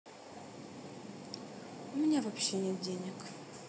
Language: Russian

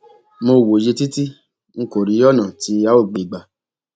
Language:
Yoruba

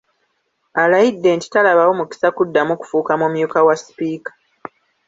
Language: Ganda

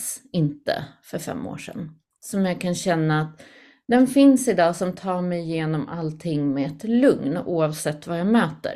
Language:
Swedish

